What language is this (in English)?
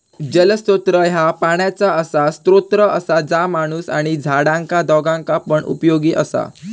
Marathi